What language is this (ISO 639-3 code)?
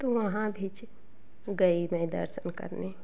hin